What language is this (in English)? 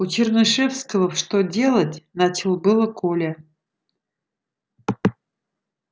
Russian